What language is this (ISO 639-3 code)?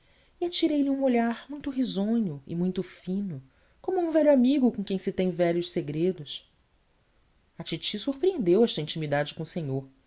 por